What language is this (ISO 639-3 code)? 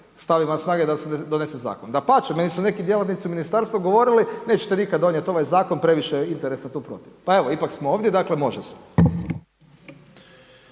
hrv